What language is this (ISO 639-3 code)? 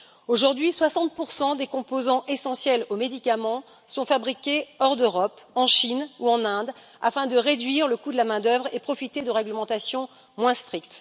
fra